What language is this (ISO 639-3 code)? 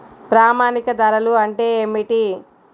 tel